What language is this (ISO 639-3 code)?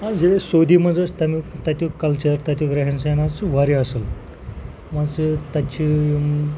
kas